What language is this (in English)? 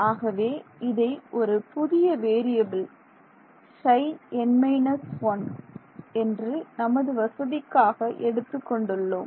Tamil